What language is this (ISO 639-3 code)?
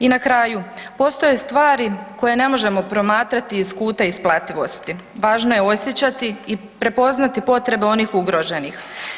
hrv